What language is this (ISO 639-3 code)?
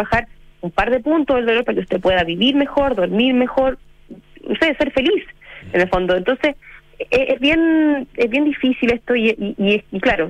spa